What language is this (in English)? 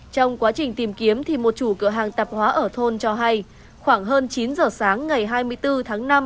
Vietnamese